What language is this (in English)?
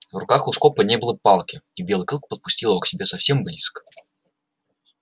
Russian